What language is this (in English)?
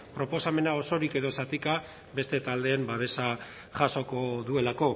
Basque